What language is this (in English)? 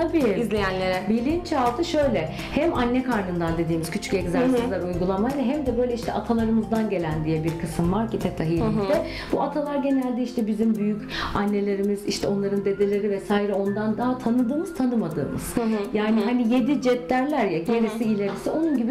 Turkish